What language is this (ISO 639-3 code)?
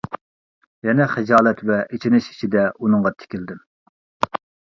uig